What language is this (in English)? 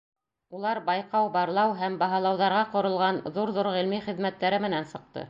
Bashkir